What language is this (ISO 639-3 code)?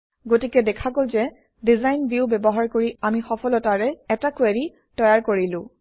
asm